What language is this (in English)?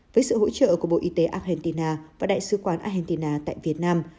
Vietnamese